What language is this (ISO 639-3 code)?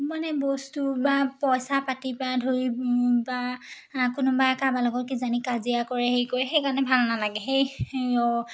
asm